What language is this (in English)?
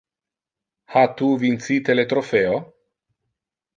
Interlingua